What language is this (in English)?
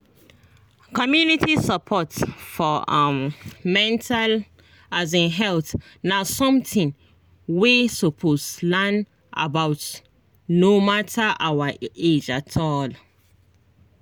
Nigerian Pidgin